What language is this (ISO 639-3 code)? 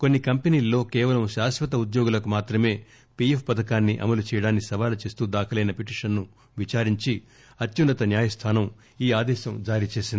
tel